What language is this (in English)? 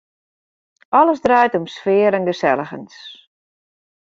Western Frisian